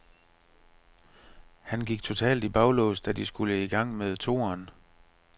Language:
Danish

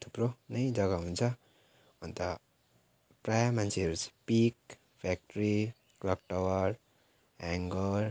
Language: Nepali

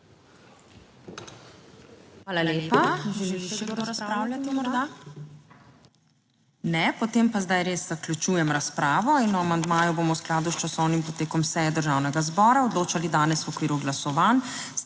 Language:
Slovenian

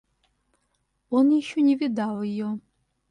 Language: Russian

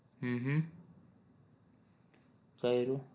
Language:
Gujarati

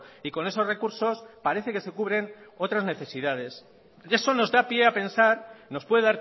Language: Spanish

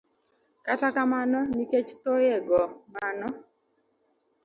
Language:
Luo (Kenya and Tanzania)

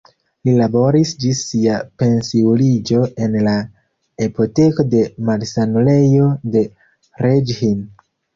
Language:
Esperanto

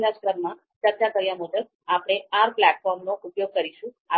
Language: Gujarati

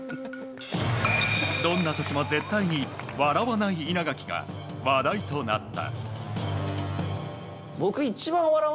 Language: Japanese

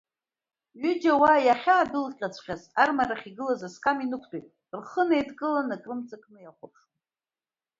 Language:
Abkhazian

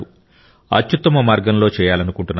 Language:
Telugu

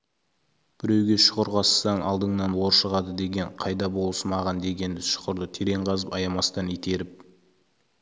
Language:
Kazakh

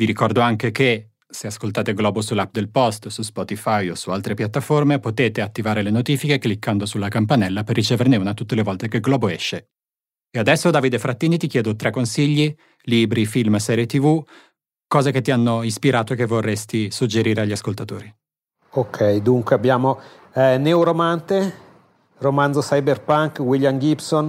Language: Italian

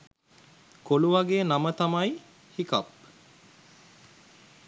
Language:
Sinhala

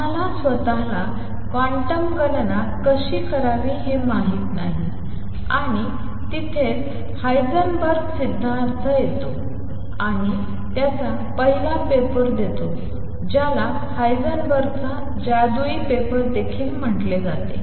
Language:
Marathi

